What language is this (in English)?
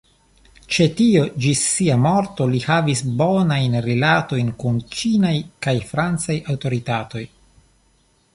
Esperanto